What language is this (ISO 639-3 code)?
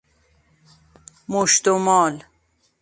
fas